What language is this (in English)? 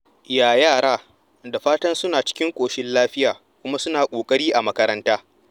Hausa